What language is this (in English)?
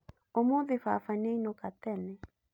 Kikuyu